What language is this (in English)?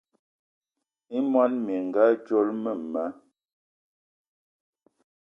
Eton (Cameroon)